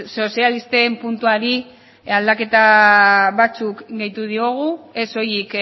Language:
Basque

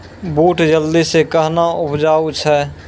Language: Maithili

